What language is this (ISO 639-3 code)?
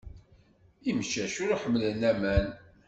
kab